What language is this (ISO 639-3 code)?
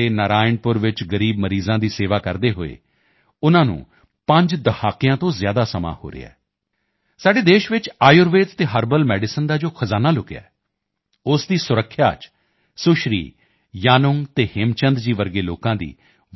pan